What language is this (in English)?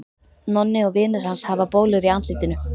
Icelandic